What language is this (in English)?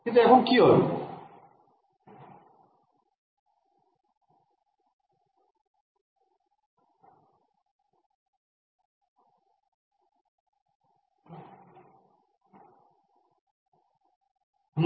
Bangla